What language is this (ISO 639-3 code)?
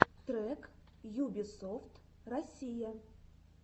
rus